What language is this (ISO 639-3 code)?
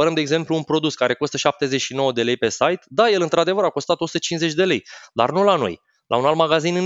ron